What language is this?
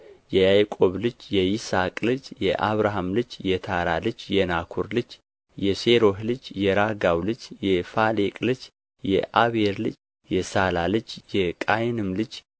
Amharic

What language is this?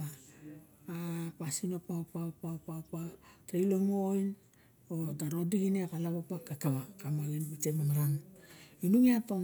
Barok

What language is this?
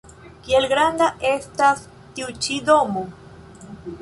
Esperanto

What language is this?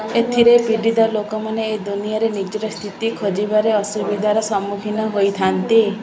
Odia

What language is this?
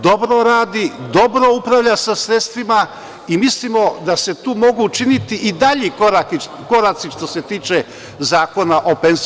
Serbian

